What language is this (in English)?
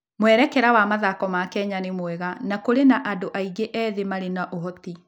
Kikuyu